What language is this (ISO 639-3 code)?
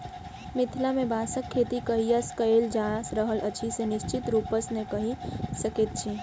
mai